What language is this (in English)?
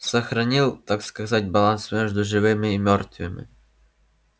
Russian